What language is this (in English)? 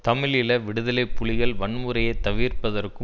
Tamil